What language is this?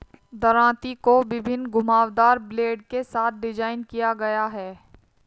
Hindi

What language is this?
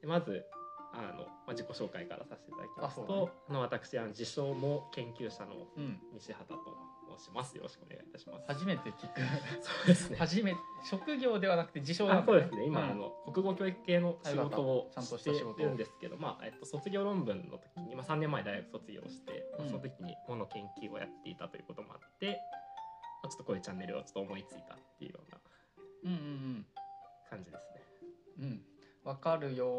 Japanese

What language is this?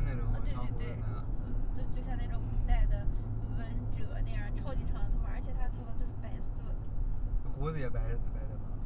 Chinese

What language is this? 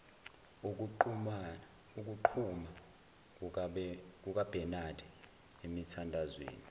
Zulu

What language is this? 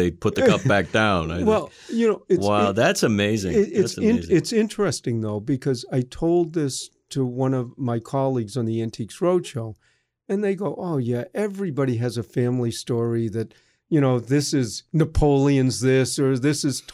English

